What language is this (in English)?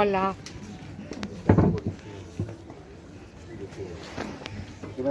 Spanish